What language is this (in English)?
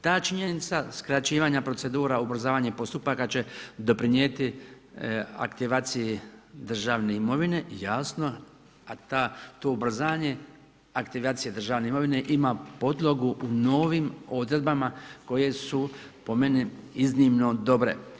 Croatian